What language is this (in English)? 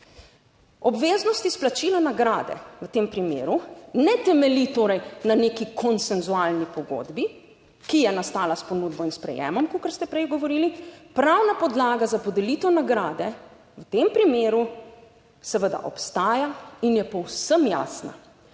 Slovenian